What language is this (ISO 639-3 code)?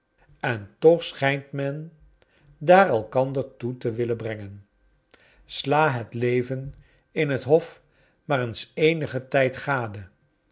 nld